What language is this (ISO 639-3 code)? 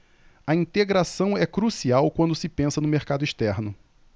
por